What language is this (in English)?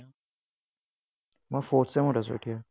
Assamese